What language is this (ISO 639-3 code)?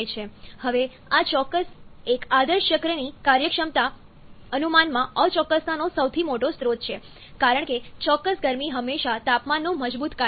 guj